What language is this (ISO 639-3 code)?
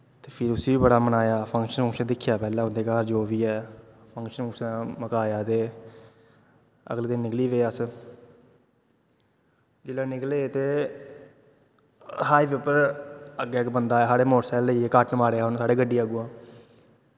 doi